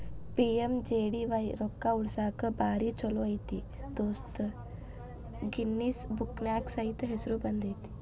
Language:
Kannada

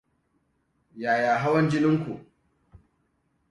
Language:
Hausa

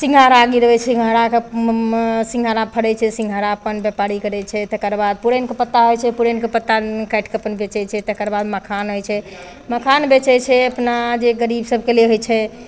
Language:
Maithili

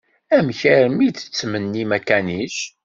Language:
Kabyle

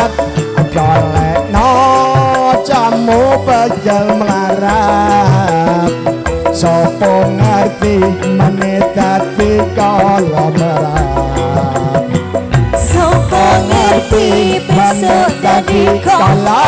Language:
Indonesian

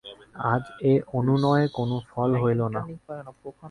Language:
Bangla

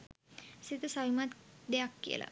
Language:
Sinhala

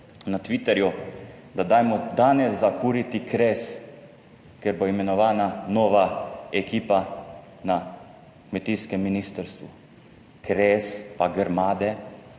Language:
Slovenian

